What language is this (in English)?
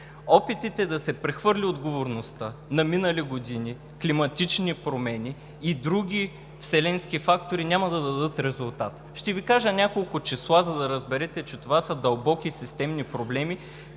Bulgarian